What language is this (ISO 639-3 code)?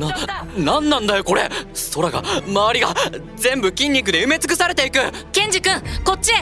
jpn